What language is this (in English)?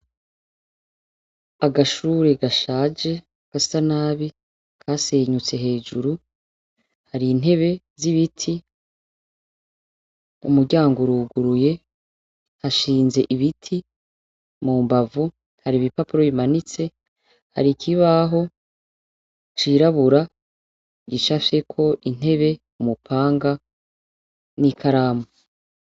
Rundi